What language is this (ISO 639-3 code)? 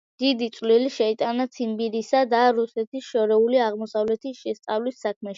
kat